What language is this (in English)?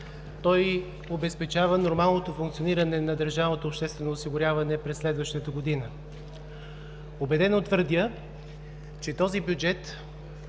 Bulgarian